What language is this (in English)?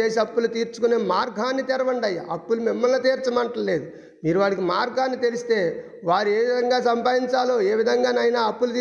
Telugu